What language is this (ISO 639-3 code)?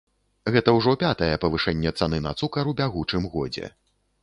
bel